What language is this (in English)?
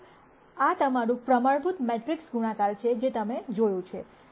Gujarati